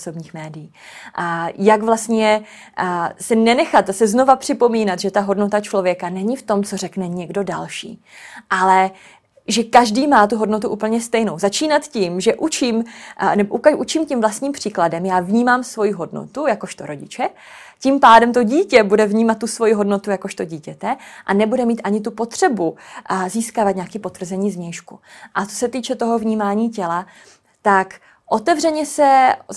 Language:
Czech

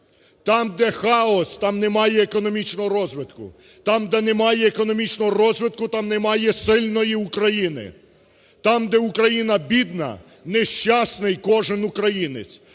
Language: Ukrainian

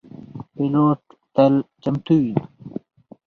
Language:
Pashto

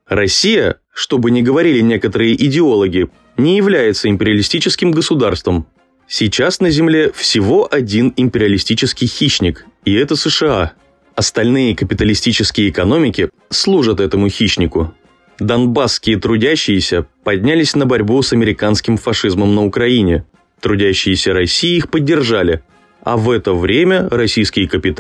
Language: Russian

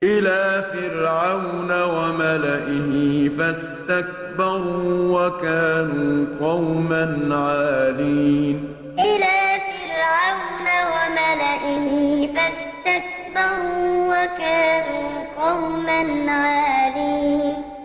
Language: Arabic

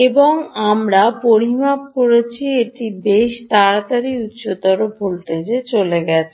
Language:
Bangla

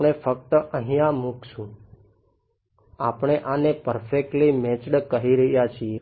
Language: Gujarati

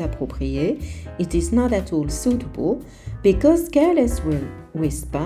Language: French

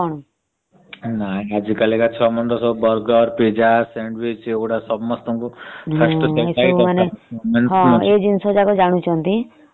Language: Odia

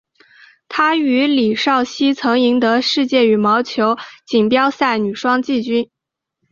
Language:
Chinese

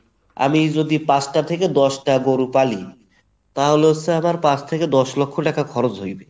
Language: Bangla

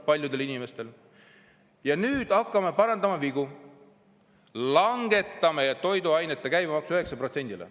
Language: Estonian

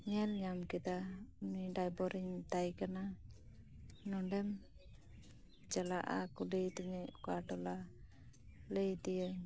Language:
Santali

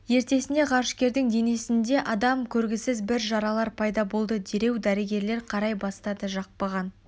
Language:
Kazakh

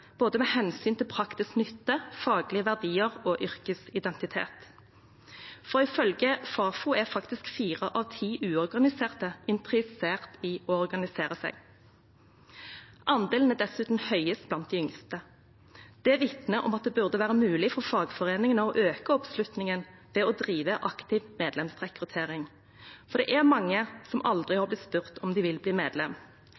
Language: Norwegian Bokmål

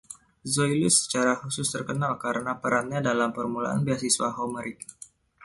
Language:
Indonesian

